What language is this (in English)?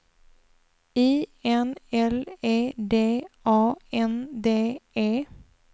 Swedish